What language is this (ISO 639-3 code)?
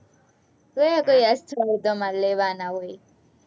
guj